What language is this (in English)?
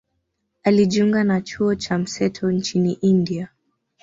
Swahili